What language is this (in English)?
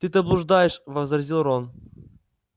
Russian